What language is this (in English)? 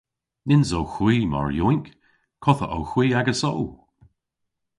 Cornish